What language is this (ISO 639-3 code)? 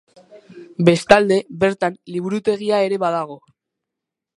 eus